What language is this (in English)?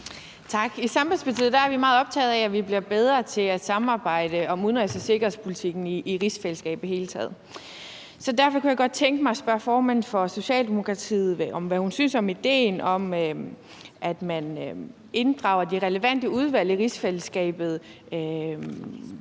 Danish